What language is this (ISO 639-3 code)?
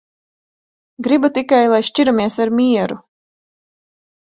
lav